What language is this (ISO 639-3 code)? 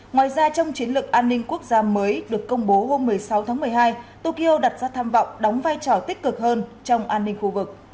vie